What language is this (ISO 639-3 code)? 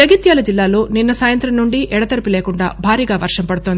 tel